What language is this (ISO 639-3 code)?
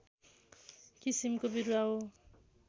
nep